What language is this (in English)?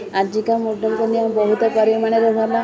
Odia